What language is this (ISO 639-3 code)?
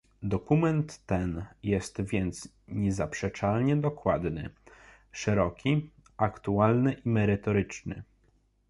pol